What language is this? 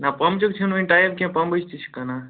Kashmiri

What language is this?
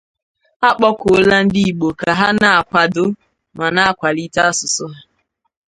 Igbo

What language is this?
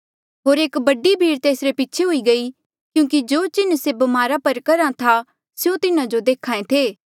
Mandeali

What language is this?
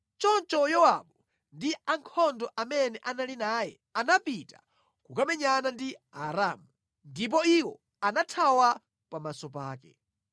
Nyanja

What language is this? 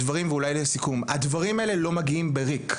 Hebrew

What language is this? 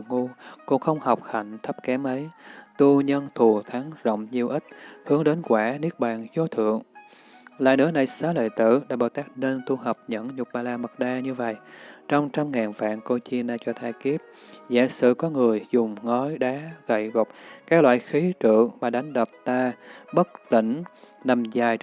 Vietnamese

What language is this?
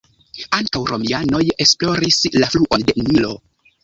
Esperanto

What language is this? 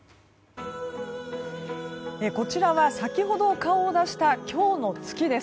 Japanese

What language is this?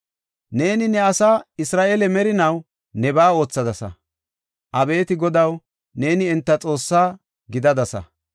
Gofa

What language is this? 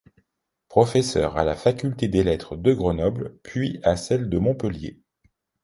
French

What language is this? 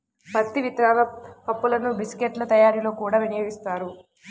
Telugu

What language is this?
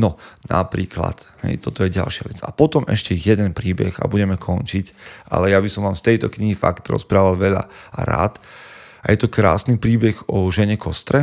Slovak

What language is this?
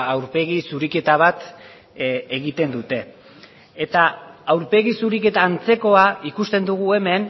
Basque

